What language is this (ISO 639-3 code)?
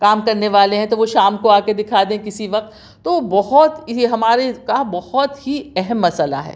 urd